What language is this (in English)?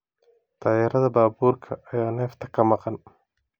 Somali